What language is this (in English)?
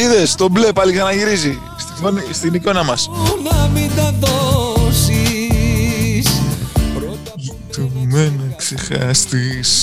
Greek